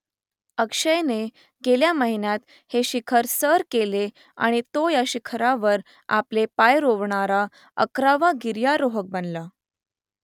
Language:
Marathi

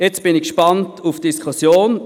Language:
Swiss German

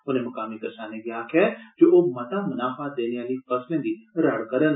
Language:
Dogri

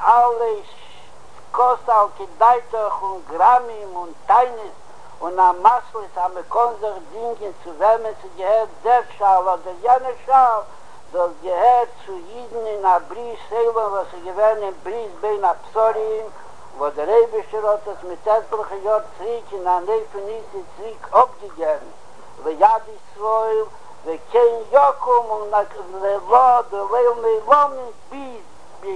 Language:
Hebrew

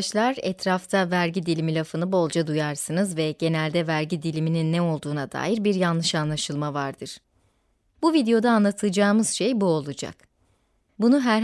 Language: Turkish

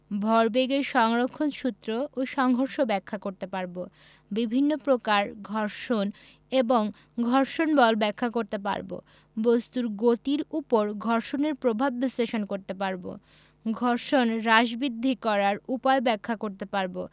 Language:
Bangla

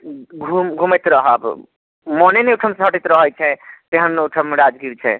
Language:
Maithili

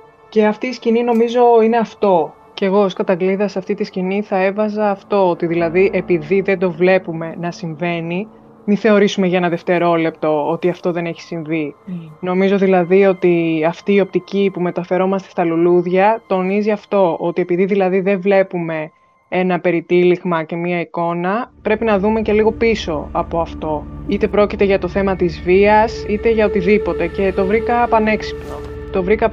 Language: Greek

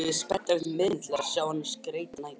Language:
Icelandic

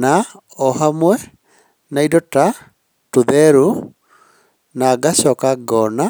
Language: Kikuyu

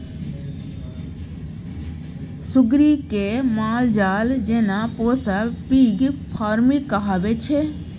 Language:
Maithili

